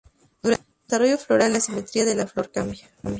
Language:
Spanish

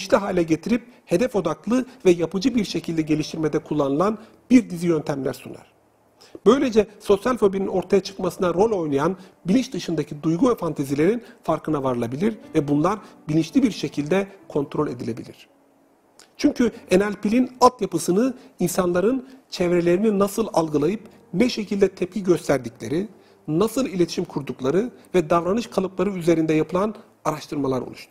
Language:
Turkish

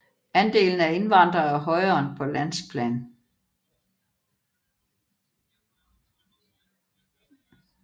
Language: Danish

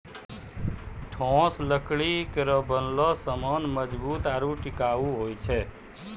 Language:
Maithili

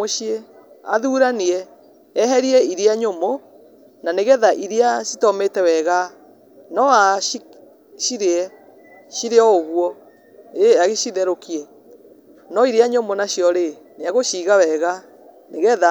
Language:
Kikuyu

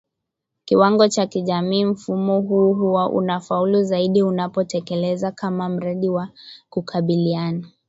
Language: Swahili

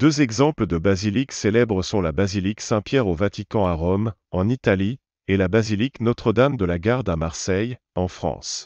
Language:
French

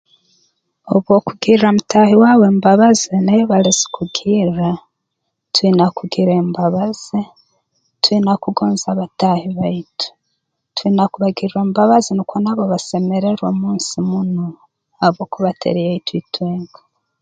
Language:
Tooro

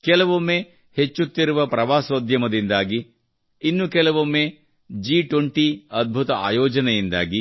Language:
Kannada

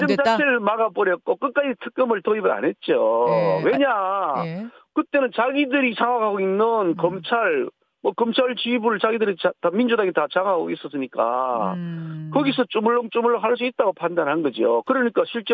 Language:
Korean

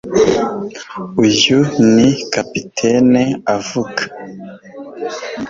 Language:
Kinyarwanda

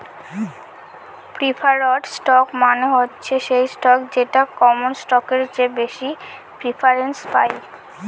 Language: Bangla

